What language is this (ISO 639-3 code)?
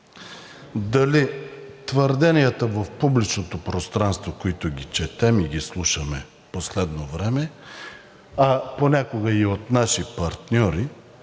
bul